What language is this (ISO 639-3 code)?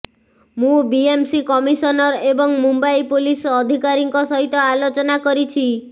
ori